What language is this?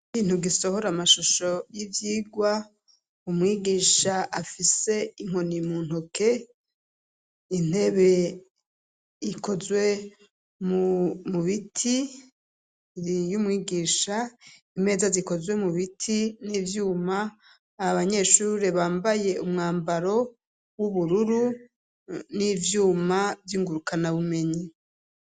Rundi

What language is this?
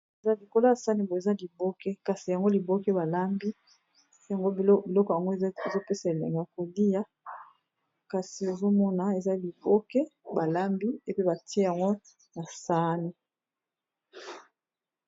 Lingala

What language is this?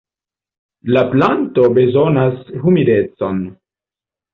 Esperanto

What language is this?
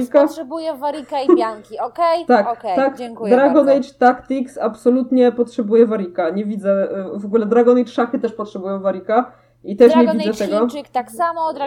Polish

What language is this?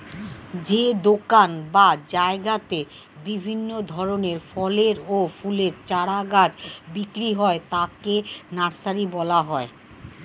Bangla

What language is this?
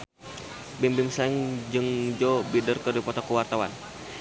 Sundanese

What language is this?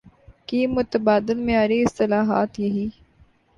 Urdu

